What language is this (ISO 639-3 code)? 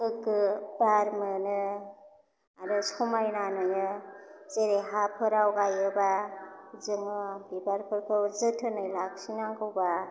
brx